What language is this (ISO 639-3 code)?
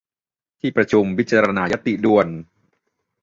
tha